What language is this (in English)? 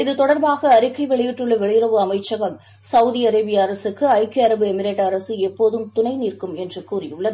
Tamil